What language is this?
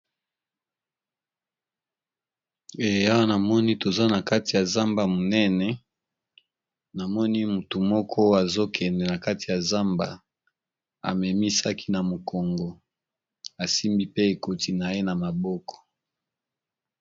Lingala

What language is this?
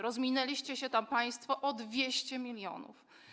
Polish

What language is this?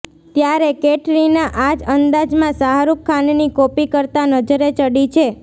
Gujarati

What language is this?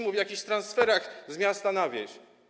Polish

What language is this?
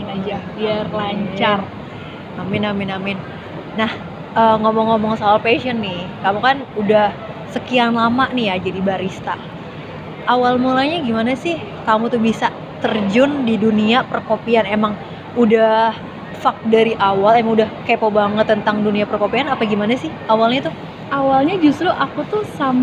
Indonesian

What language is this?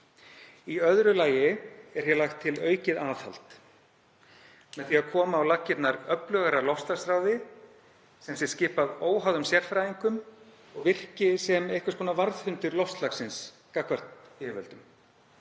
Icelandic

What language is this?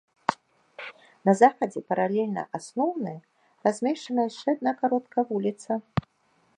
Belarusian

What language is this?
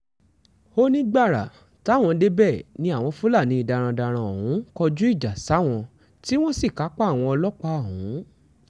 Yoruba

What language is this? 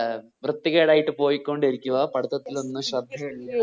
Malayalam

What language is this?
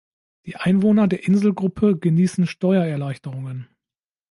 German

